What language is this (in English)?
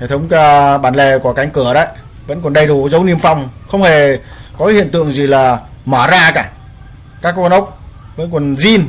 Vietnamese